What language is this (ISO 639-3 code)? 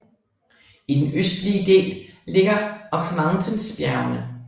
dan